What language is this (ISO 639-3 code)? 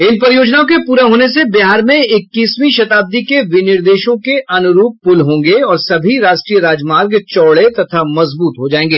hin